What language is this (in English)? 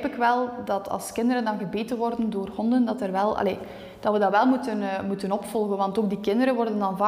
Dutch